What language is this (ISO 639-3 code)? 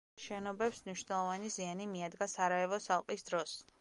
kat